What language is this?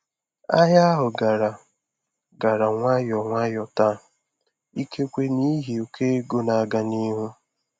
Igbo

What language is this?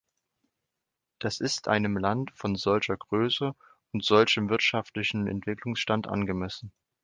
German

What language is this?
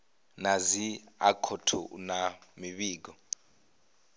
Venda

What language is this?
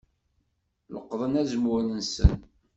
Kabyle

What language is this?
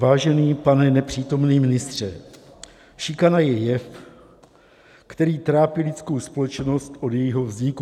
Czech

